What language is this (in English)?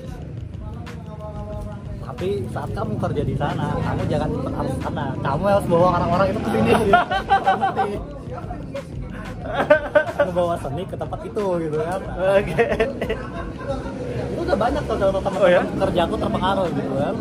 Indonesian